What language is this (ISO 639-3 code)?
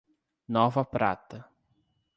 por